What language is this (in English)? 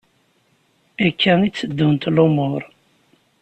Kabyle